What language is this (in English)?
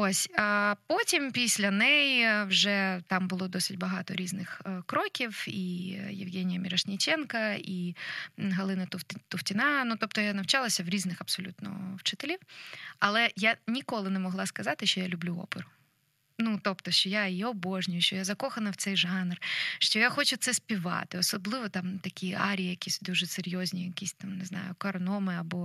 Ukrainian